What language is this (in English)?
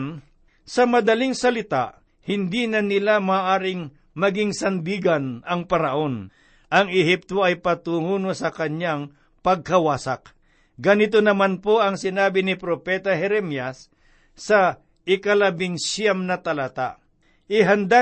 Filipino